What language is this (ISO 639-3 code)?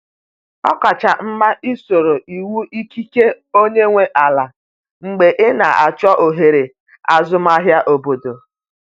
ibo